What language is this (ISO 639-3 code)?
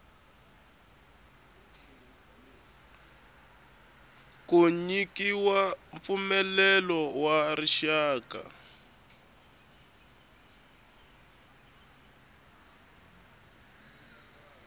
tso